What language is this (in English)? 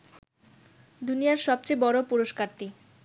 Bangla